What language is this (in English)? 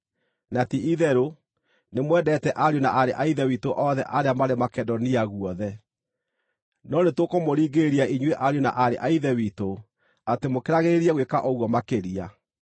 Kikuyu